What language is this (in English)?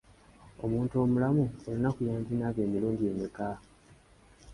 Ganda